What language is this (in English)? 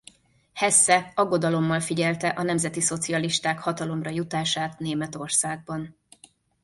Hungarian